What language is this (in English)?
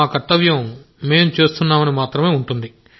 Telugu